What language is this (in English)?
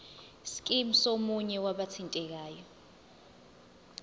Zulu